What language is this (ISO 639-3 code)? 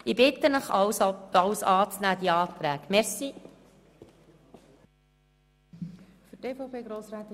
gsw